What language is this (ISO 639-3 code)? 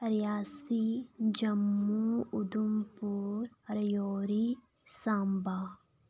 doi